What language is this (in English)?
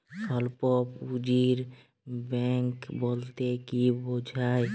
Bangla